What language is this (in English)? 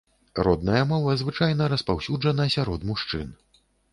Belarusian